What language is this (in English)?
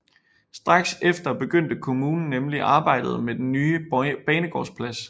Danish